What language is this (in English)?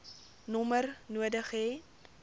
Afrikaans